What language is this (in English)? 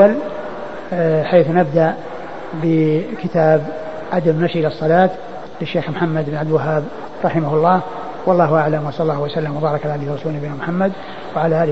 Arabic